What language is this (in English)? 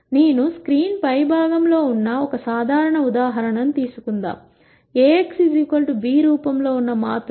Telugu